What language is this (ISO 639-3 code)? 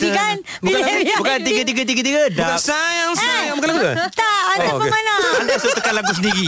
msa